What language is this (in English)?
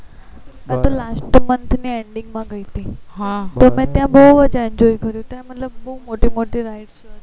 Gujarati